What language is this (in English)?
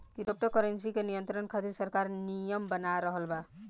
Bhojpuri